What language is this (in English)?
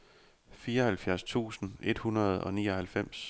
Danish